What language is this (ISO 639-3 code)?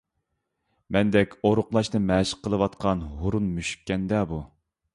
uig